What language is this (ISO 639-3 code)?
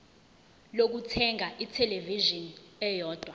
zul